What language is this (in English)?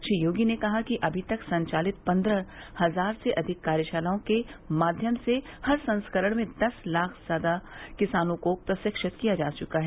Hindi